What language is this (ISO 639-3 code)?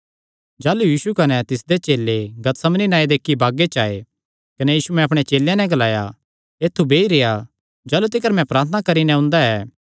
xnr